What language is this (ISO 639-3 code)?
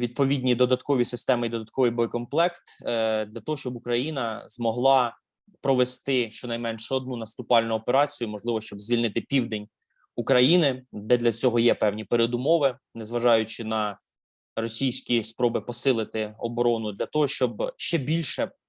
ukr